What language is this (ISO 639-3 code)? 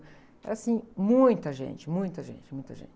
por